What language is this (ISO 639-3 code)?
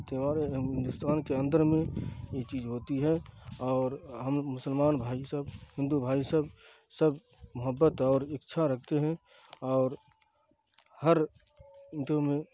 urd